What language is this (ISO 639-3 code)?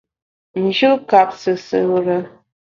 bax